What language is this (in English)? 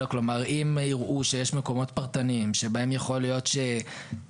Hebrew